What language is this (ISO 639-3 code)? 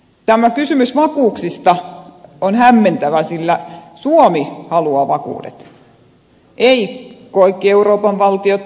fin